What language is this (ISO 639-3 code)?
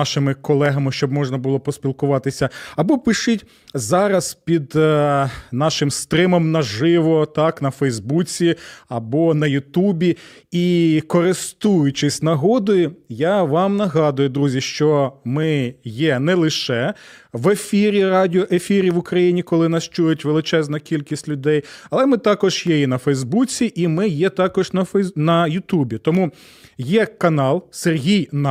ukr